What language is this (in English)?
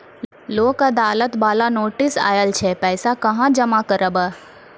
Maithili